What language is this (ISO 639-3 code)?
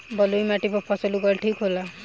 bho